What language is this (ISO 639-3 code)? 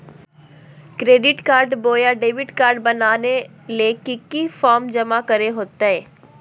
mag